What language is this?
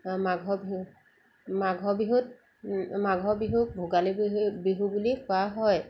Assamese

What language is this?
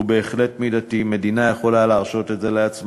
Hebrew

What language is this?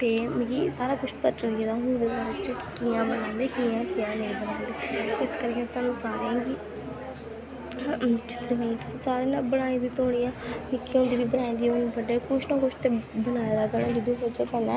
Dogri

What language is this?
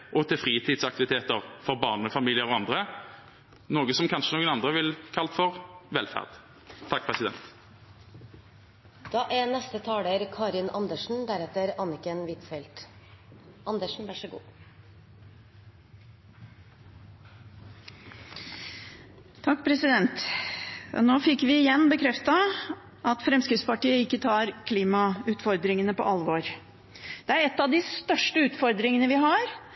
Norwegian Bokmål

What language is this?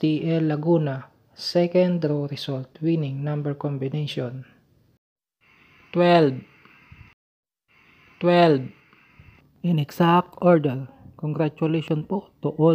Filipino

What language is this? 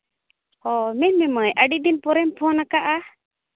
Santali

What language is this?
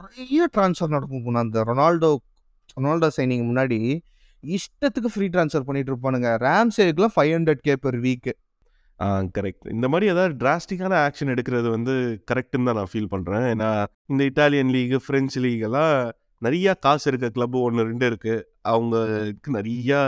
Tamil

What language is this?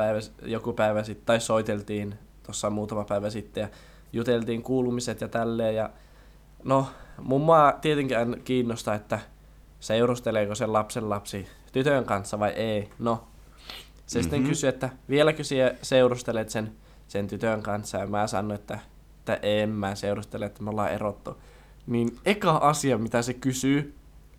Finnish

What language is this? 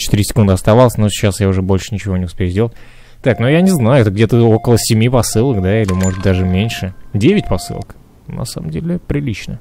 Russian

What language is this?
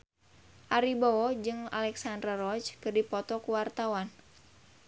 Sundanese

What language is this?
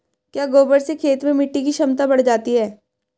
Hindi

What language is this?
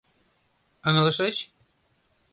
Mari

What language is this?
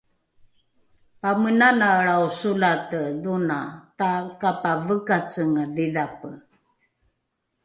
Rukai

